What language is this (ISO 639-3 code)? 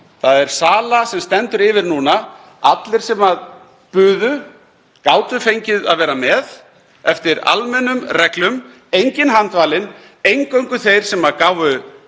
isl